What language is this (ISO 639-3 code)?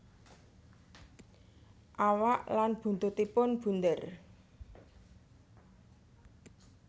jav